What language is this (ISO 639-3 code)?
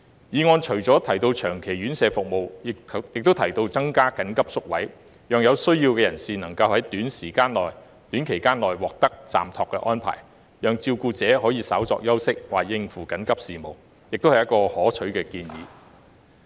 yue